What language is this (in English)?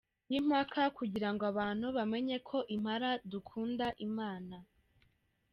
Kinyarwanda